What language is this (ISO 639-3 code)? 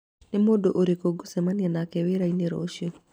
kik